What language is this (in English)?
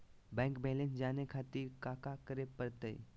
Magahi